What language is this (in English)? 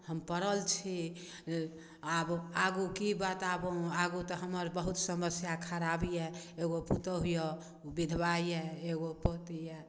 Maithili